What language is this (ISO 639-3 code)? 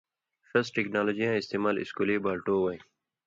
mvy